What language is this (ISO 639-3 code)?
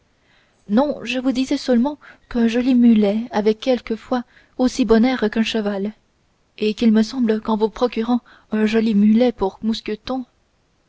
fra